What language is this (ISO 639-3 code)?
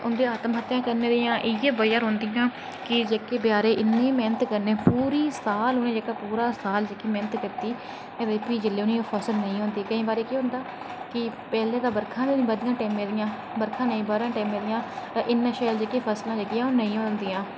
doi